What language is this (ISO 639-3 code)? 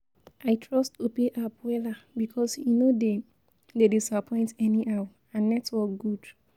pcm